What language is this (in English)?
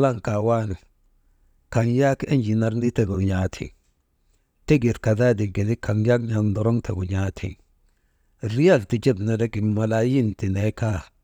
Maba